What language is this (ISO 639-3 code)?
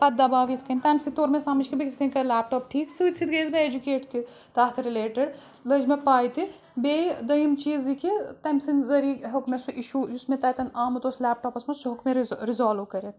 kas